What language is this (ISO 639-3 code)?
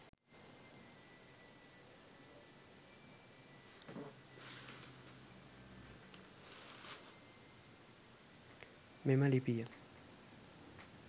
sin